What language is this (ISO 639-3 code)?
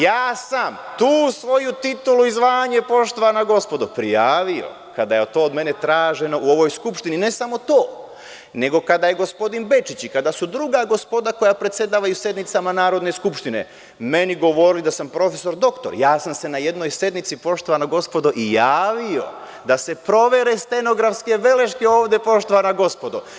srp